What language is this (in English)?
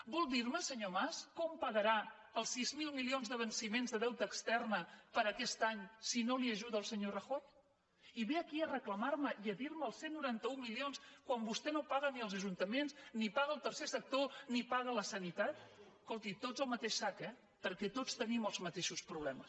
Catalan